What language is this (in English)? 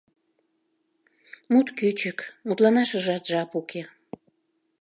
Mari